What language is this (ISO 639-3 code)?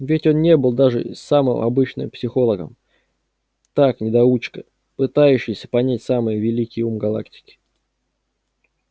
rus